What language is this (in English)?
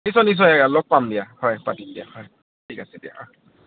Assamese